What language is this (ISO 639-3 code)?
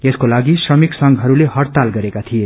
nep